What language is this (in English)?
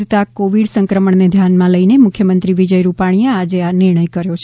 Gujarati